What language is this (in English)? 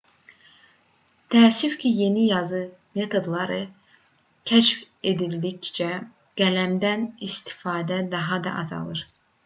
Azerbaijani